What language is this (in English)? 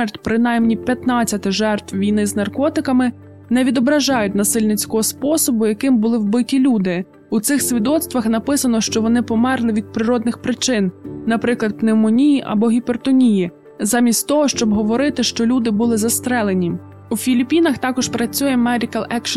Ukrainian